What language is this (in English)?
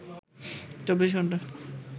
Bangla